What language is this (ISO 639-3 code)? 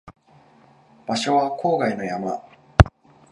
jpn